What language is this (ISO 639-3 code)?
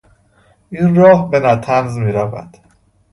fas